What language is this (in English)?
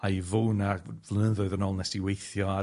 Welsh